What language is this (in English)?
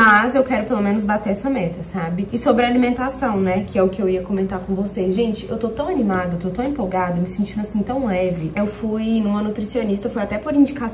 Portuguese